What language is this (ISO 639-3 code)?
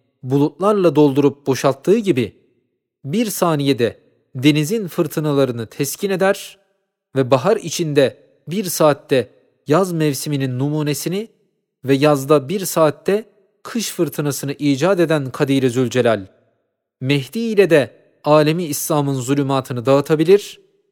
tur